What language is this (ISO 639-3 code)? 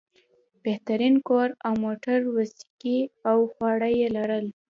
pus